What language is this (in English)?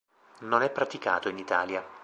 Italian